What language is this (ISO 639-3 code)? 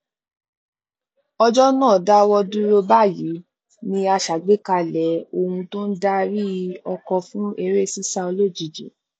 yor